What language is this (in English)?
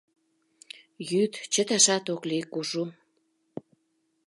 Mari